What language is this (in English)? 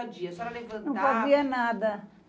Portuguese